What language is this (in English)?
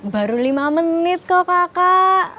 Indonesian